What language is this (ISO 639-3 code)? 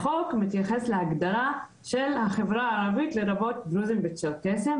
heb